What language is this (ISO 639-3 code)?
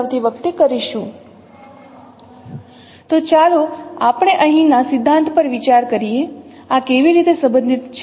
guj